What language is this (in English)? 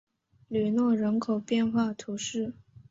Chinese